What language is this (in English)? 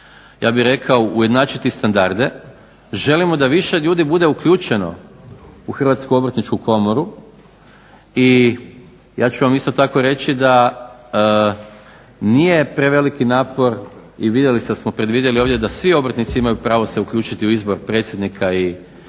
Croatian